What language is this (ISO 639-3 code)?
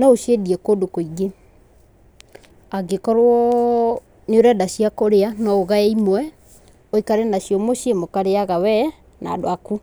kik